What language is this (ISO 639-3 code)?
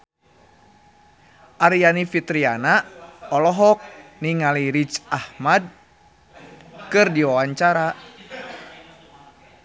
sun